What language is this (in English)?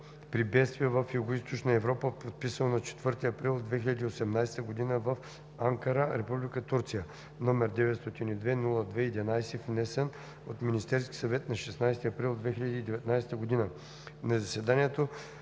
Bulgarian